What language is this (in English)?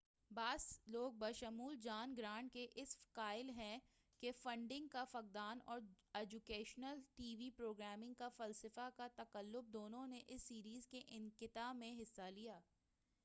Urdu